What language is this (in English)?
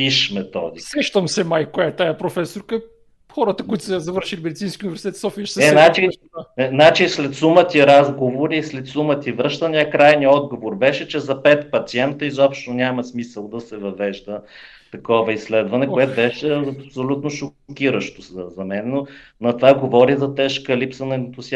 Bulgarian